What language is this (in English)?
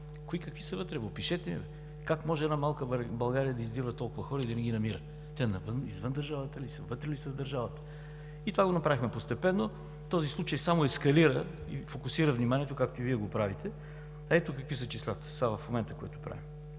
Bulgarian